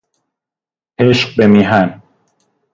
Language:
Persian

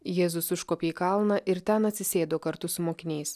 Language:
Lithuanian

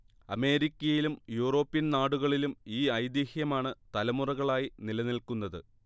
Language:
Malayalam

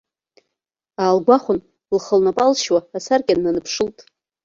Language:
Abkhazian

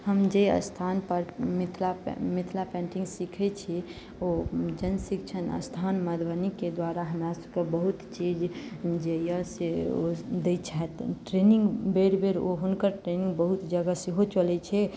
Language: Maithili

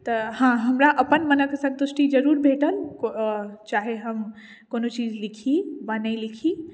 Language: Maithili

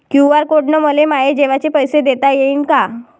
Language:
Marathi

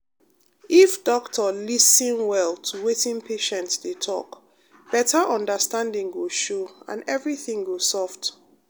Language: Nigerian Pidgin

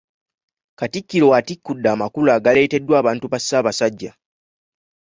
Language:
Ganda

